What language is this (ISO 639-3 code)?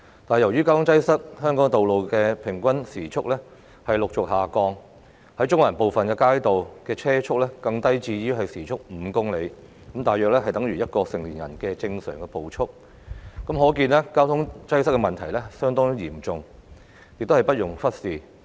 yue